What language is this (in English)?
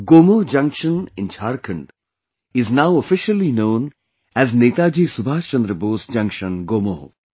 English